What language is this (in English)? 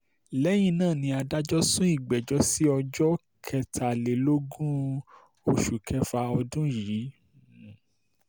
Yoruba